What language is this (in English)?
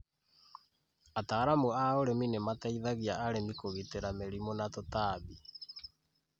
Kikuyu